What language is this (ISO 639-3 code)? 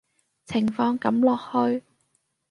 yue